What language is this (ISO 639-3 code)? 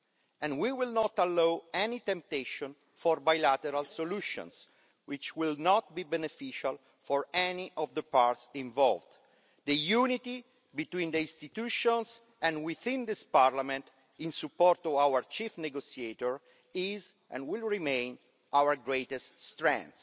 eng